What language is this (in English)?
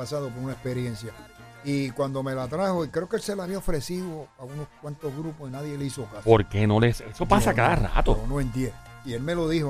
Spanish